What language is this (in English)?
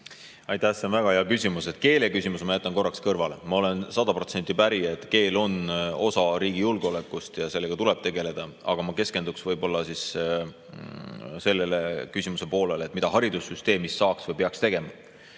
Estonian